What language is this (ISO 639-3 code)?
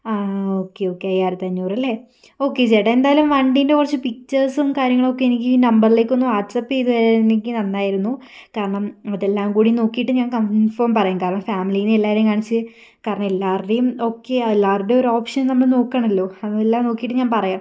mal